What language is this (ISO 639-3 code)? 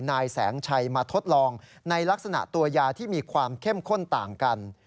tha